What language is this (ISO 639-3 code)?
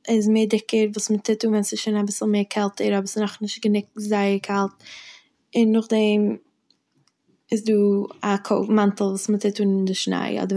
yid